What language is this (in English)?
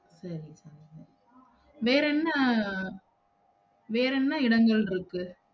Tamil